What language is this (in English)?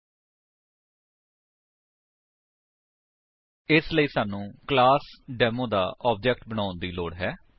Punjabi